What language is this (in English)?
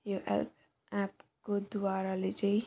Nepali